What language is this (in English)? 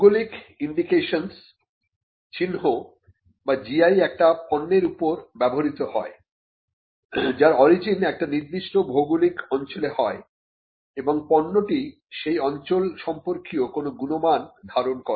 Bangla